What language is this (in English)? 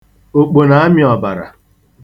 Igbo